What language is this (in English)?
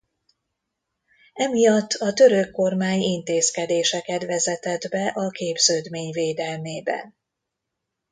Hungarian